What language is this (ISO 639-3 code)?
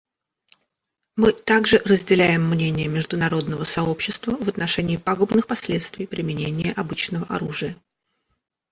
rus